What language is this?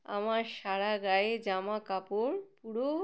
Bangla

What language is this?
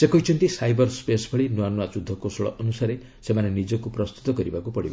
Odia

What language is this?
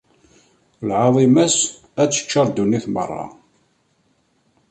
Kabyle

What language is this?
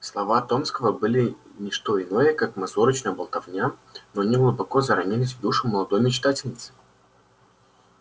Russian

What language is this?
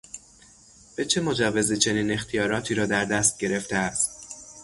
Persian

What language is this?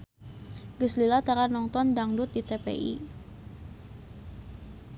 Sundanese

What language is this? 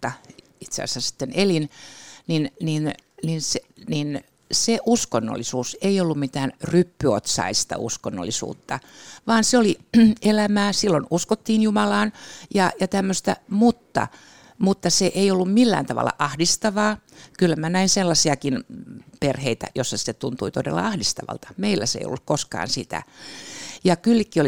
Finnish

